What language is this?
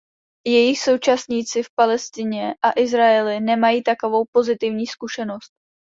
Czech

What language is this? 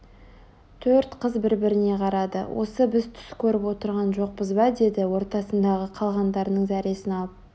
Kazakh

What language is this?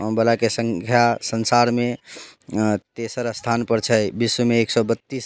Maithili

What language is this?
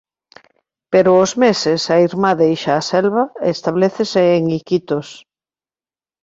Galician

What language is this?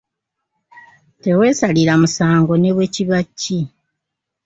Ganda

